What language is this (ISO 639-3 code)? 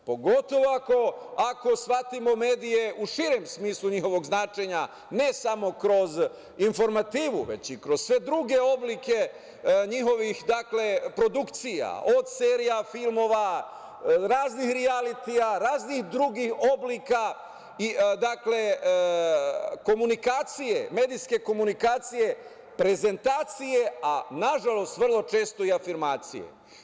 srp